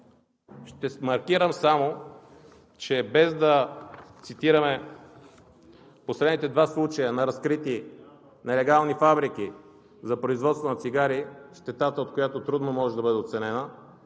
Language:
Bulgarian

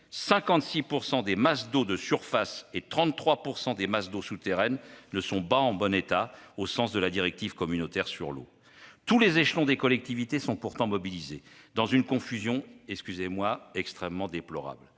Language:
French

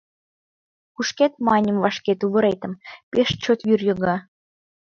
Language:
Mari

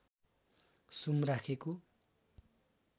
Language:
Nepali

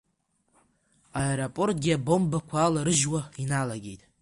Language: Abkhazian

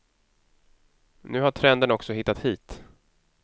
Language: Swedish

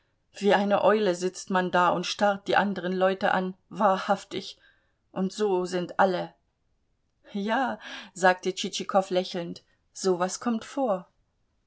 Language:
German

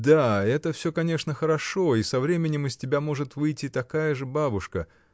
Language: Russian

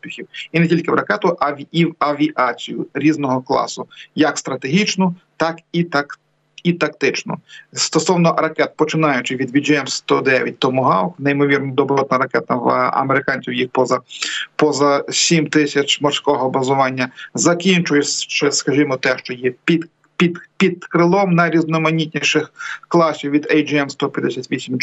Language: Ukrainian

